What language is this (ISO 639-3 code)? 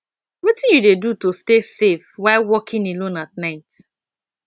pcm